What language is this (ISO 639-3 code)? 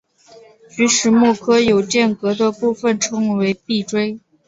zho